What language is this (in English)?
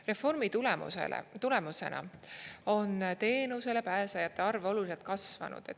Estonian